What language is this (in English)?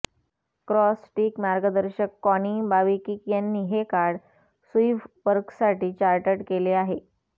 Marathi